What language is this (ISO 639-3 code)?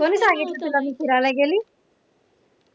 mar